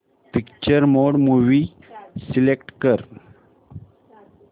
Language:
Marathi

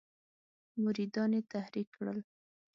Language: Pashto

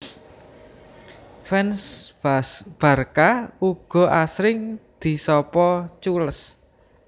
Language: Javanese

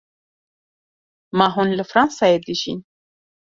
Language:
Kurdish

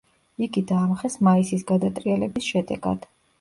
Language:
Georgian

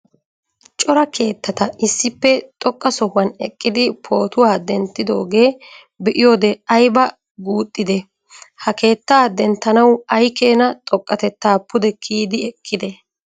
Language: Wolaytta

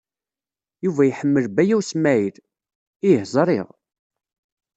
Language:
Kabyle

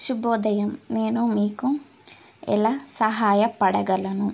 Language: Telugu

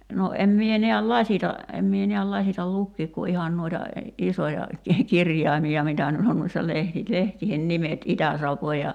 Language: Finnish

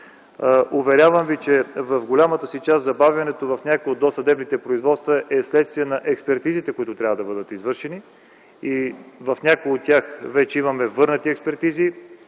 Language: Bulgarian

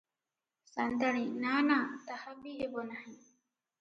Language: Odia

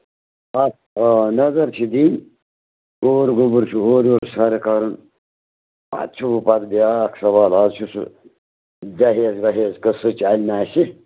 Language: Kashmiri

